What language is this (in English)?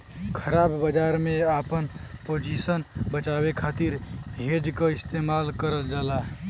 Bhojpuri